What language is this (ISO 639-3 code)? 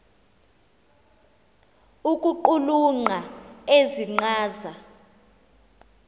xho